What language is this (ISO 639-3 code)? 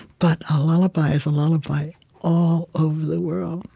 eng